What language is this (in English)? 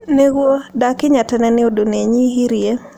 Kikuyu